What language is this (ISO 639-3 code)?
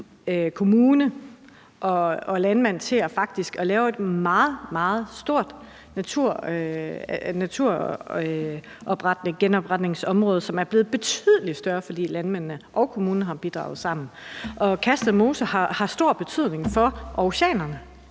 dan